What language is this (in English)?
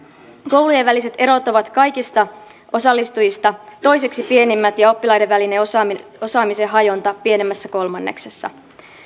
Finnish